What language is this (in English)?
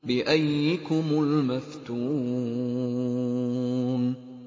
Arabic